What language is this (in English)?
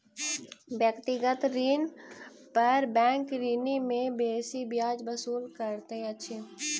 Maithili